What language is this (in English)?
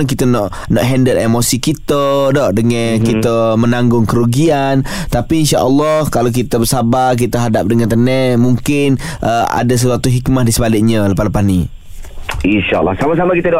Malay